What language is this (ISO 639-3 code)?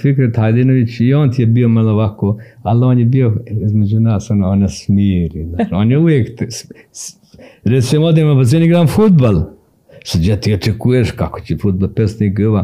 hrv